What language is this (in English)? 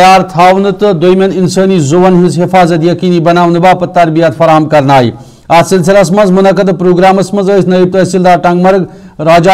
Turkish